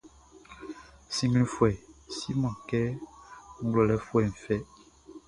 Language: Baoulé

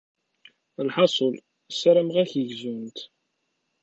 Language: Kabyle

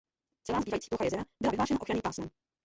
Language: Czech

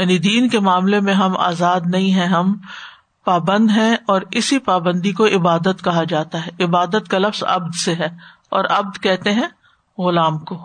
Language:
Urdu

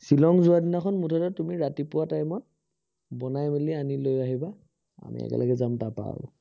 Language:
Assamese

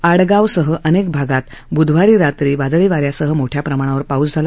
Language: Marathi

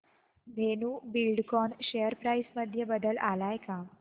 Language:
Marathi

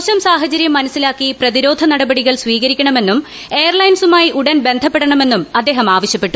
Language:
Malayalam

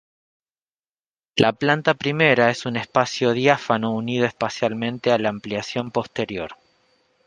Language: Spanish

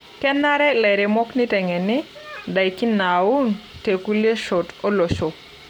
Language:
Masai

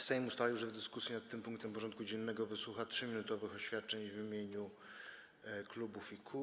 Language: Polish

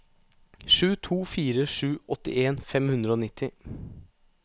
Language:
Norwegian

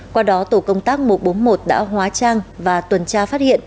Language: Vietnamese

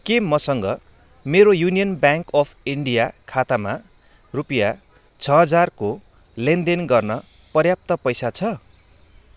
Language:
Nepali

